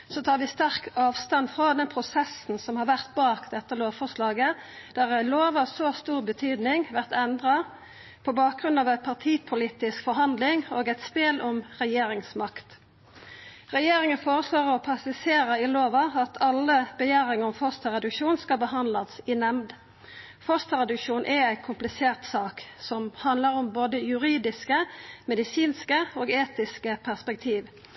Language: Norwegian Nynorsk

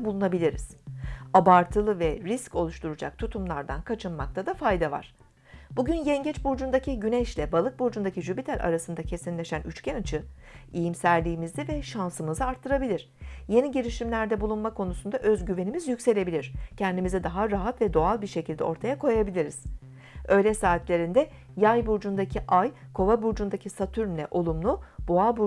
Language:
Turkish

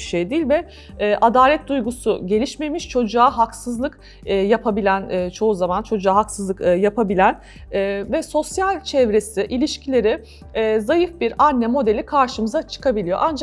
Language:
Turkish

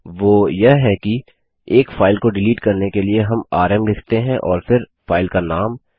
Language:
Hindi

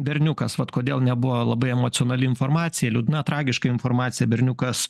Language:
Lithuanian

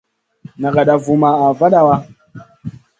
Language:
Masana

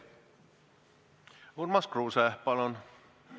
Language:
Estonian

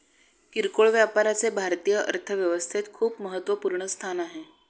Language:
Marathi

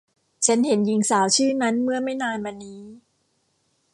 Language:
Thai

